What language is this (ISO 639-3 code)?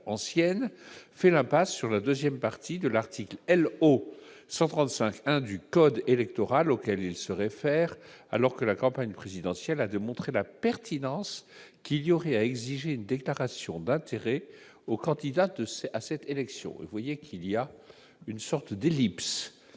fra